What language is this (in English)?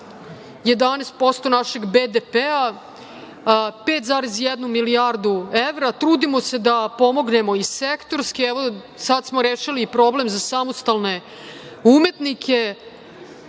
Serbian